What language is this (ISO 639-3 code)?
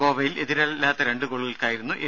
mal